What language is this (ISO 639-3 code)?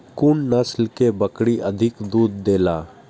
mai